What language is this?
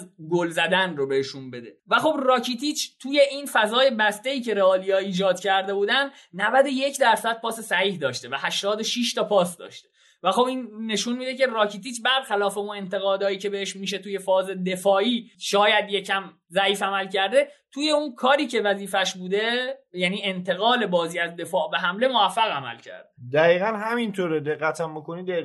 Persian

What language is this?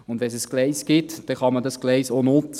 Swiss German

